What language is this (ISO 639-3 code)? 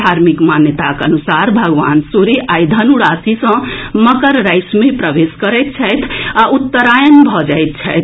mai